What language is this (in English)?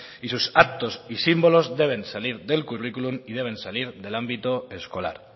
Spanish